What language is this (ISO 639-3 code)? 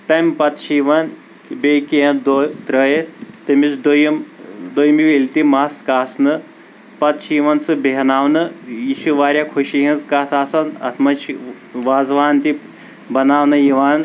kas